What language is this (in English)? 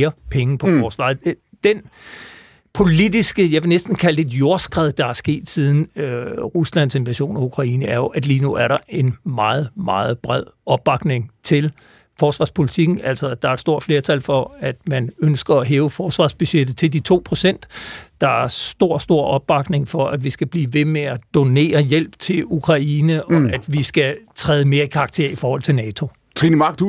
Danish